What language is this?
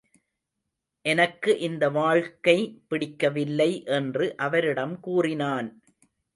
Tamil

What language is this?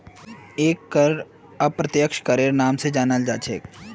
Magahi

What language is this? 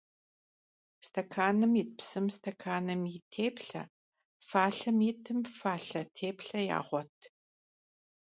Kabardian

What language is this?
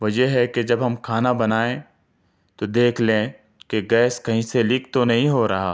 Urdu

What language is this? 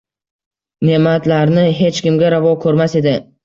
Uzbek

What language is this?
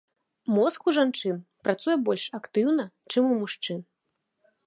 Belarusian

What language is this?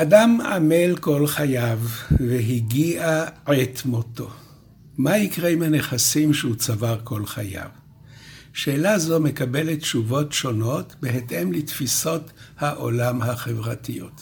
Hebrew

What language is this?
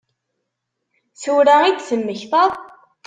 Kabyle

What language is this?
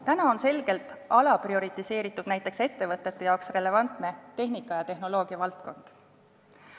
Estonian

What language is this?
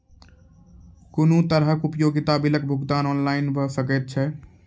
Maithili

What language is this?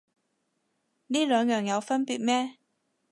Cantonese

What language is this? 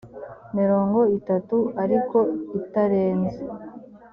Kinyarwanda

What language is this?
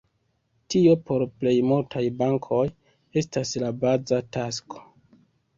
Esperanto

